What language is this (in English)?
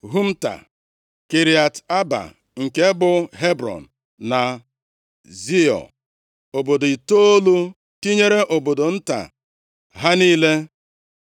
Igbo